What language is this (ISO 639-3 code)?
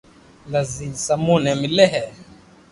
lrk